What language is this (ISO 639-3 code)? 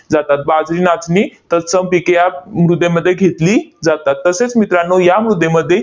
mar